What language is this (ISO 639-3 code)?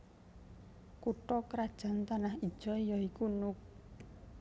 jav